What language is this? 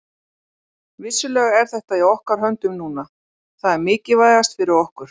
Icelandic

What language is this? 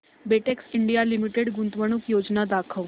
Marathi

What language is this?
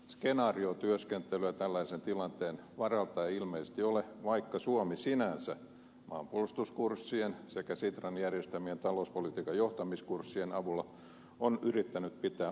Finnish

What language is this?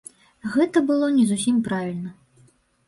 Belarusian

